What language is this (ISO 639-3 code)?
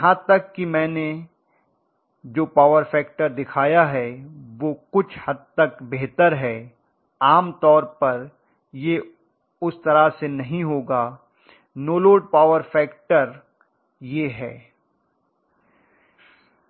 hin